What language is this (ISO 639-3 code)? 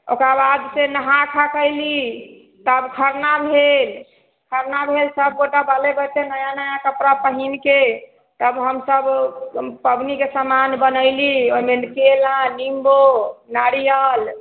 mai